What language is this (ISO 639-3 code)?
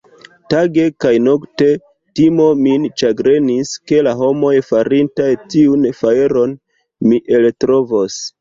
epo